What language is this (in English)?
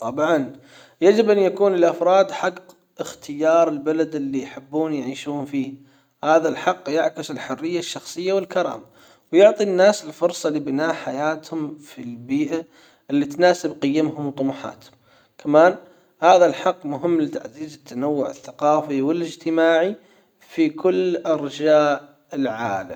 Hijazi Arabic